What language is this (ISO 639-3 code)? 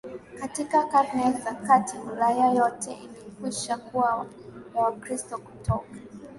swa